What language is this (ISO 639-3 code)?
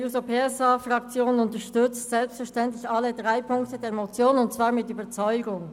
gsw